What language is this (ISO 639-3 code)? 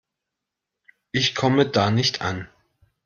deu